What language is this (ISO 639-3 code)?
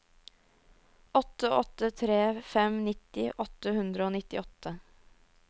nor